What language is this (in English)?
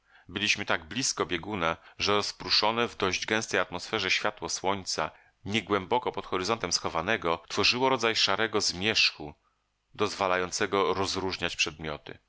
Polish